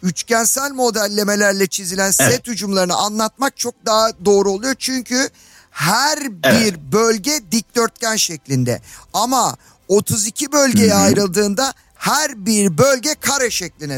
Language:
Turkish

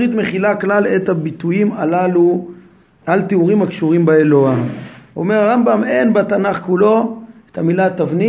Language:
Hebrew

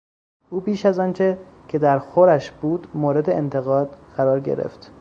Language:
Persian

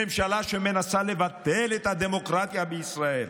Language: Hebrew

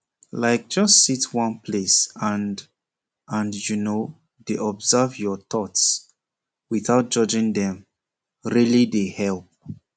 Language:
Nigerian Pidgin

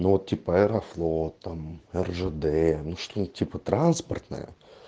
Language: Russian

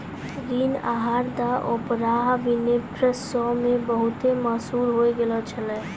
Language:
Maithili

